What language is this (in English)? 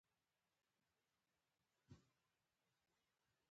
Pashto